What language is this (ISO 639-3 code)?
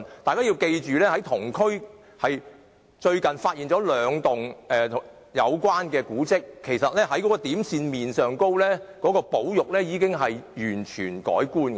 yue